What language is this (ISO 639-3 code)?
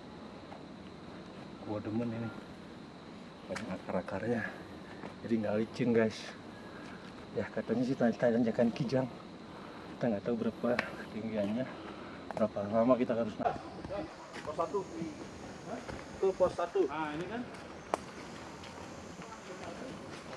ind